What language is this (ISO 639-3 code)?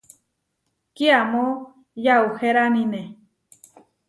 var